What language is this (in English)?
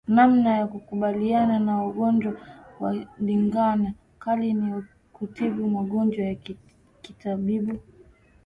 Swahili